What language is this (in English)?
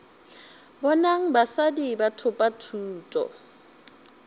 Northern Sotho